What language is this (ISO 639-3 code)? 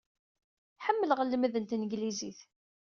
kab